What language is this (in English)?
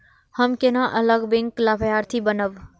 Maithili